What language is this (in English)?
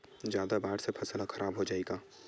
Chhattisgarhi